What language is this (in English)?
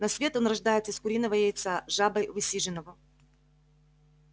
Russian